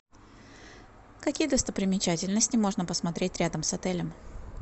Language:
Russian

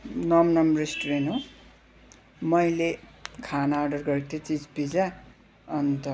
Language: Nepali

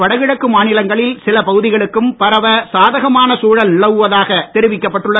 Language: Tamil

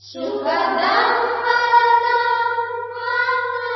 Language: Marathi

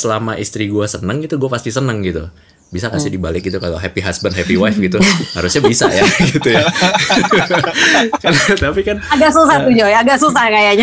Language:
Indonesian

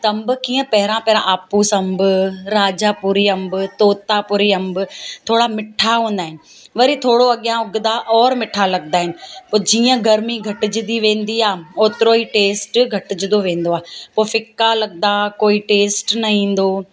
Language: Sindhi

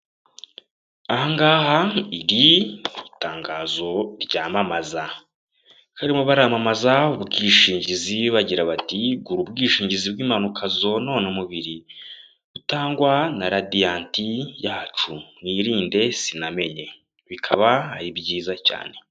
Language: Kinyarwanda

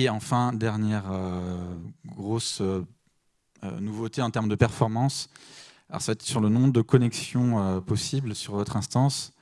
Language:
French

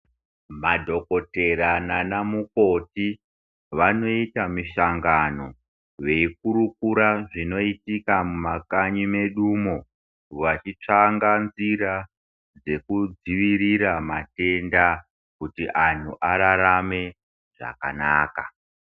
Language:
Ndau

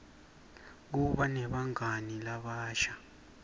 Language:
Swati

